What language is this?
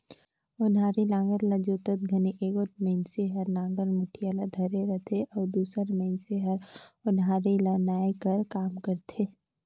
Chhattisgarhi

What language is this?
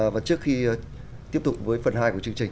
Vietnamese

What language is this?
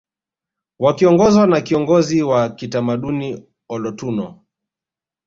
Swahili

